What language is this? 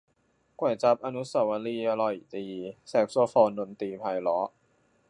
Thai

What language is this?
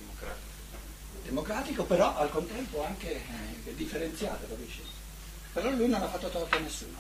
Italian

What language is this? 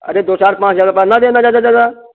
Hindi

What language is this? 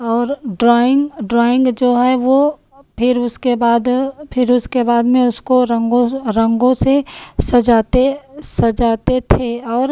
Hindi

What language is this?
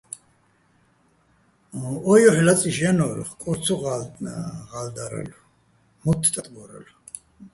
Bats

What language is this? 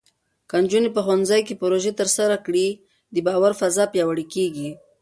Pashto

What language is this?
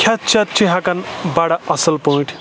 Kashmiri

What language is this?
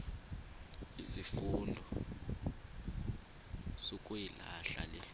Xhosa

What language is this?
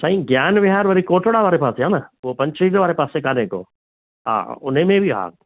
Sindhi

